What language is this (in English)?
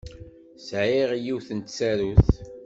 Kabyle